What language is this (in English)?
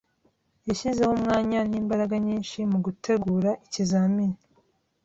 Kinyarwanda